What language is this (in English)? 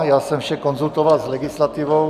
Czech